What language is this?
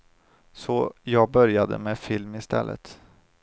Swedish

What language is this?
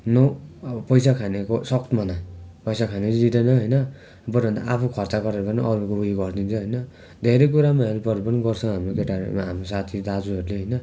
Nepali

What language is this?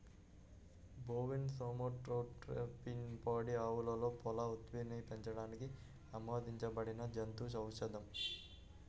Telugu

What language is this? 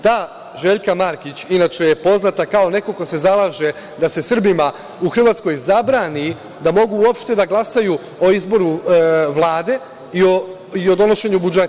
Serbian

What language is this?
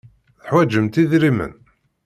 Kabyle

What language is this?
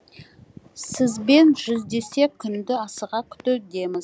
Kazakh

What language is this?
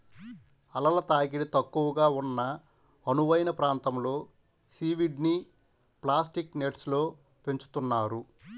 Telugu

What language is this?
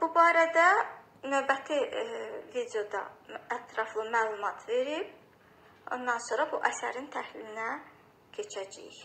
Turkish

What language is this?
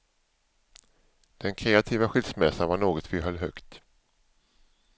Swedish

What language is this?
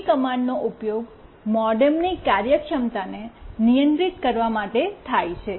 Gujarati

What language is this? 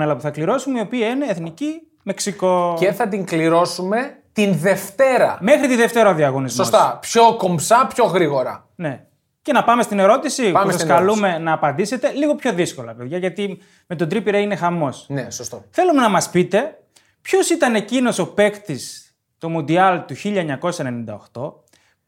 Greek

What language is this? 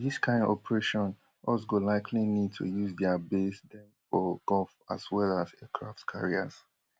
Nigerian Pidgin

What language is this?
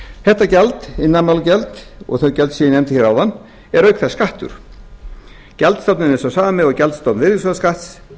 Icelandic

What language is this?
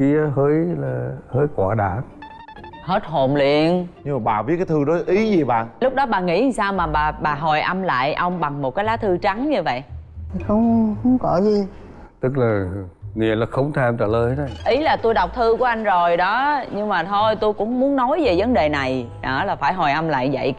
Vietnamese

